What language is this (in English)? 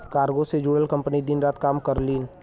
Bhojpuri